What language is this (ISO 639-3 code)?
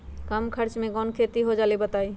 mag